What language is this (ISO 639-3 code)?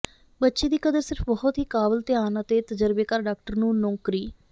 pan